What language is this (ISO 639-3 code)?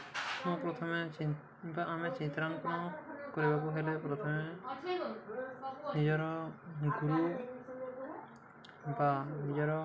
ori